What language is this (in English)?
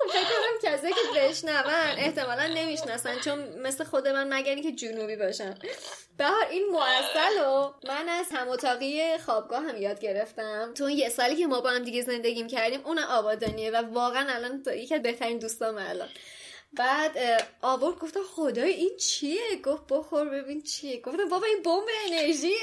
Persian